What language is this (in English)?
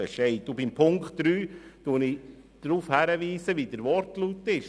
Swiss German